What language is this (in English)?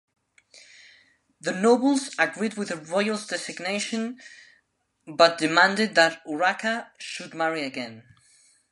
English